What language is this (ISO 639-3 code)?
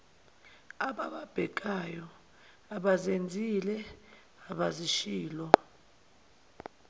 zul